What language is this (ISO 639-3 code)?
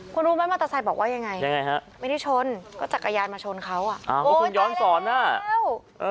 tha